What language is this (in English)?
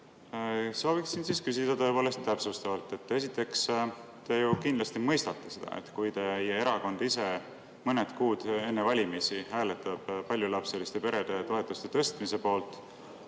Estonian